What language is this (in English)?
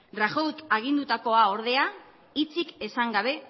Basque